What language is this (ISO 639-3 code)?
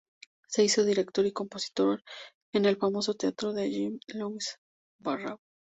spa